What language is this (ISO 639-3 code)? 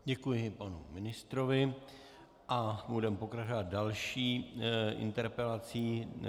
ces